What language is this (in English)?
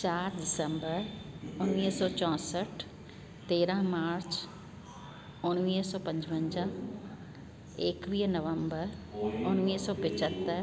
Sindhi